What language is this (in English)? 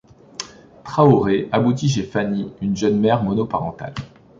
French